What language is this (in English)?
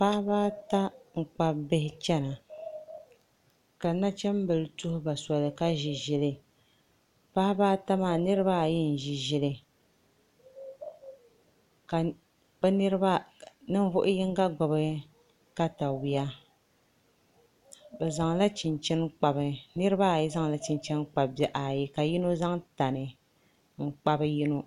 Dagbani